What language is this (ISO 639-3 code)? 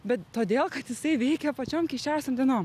lit